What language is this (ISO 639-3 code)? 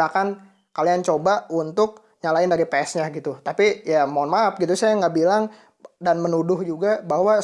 ind